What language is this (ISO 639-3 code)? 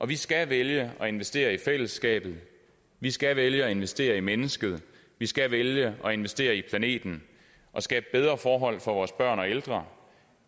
dan